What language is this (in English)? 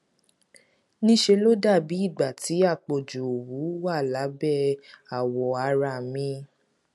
Yoruba